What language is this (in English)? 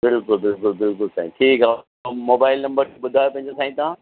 Sindhi